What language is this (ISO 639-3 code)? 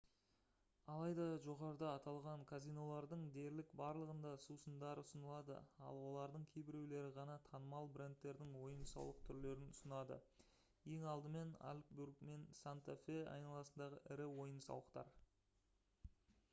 kaz